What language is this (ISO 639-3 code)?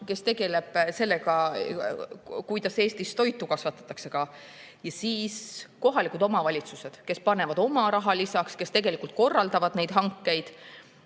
est